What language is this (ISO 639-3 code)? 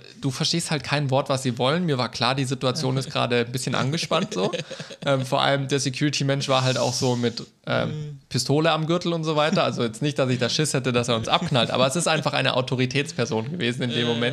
deu